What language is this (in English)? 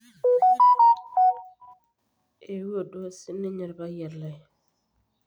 Masai